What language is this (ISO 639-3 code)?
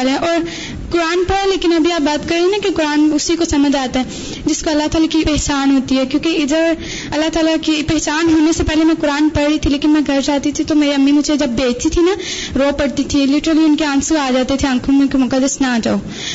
urd